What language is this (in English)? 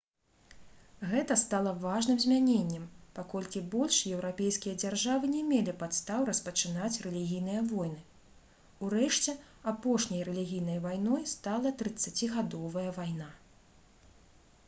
Belarusian